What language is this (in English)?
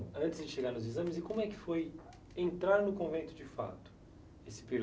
Portuguese